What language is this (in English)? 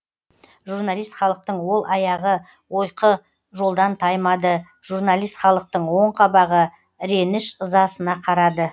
Kazakh